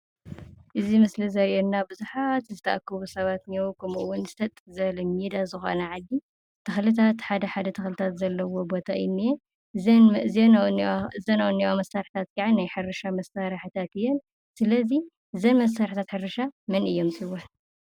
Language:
Tigrinya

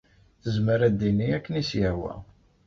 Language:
Kabyle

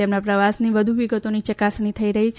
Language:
Gujarati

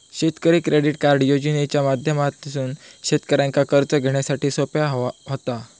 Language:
Marathi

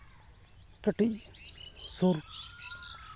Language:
Santali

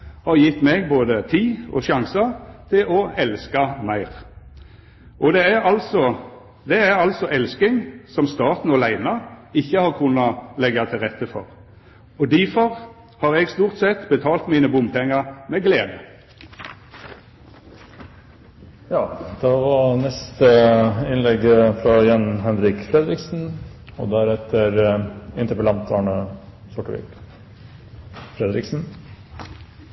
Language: Norwegian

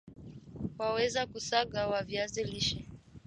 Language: Swahili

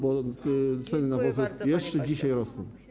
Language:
Polish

